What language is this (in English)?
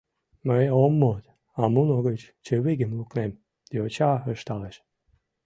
Mari